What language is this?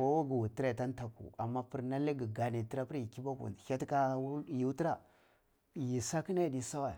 Cibak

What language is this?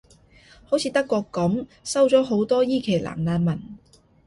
Cantonese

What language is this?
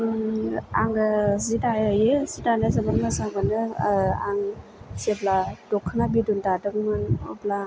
Bodo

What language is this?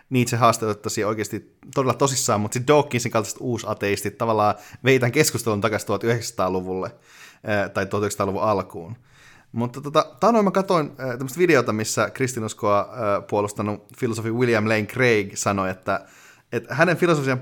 Finnish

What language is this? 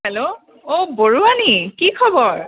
Assamese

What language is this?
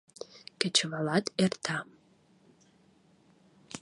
Mari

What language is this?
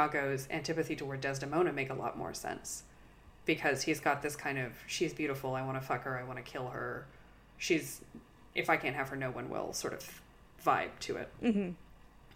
English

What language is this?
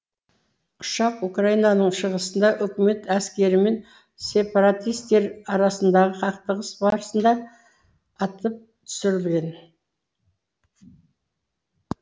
Kazakh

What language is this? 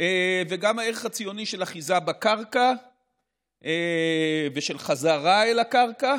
Hebrew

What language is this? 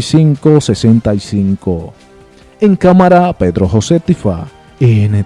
Spanish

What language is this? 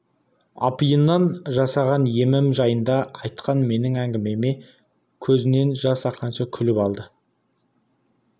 Kazakh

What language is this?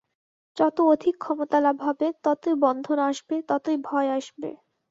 Bangla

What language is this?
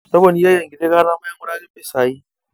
Masai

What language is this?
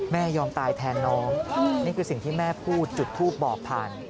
Thai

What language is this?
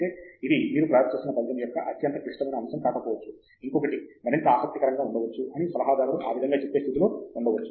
Telugu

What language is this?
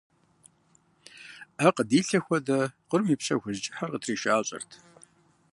Kabardian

